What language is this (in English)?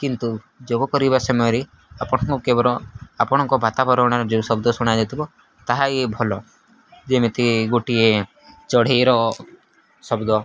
Odia